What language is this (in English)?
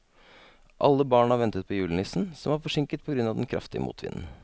Norwegian